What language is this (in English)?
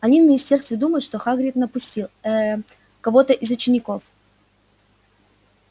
Russian